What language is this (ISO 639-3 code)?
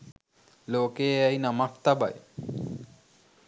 sin